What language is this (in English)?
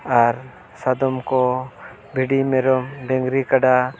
Santali